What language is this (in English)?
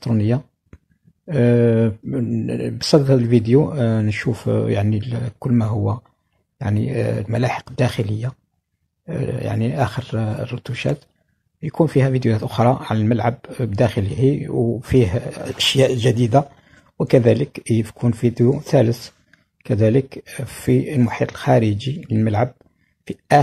Arabic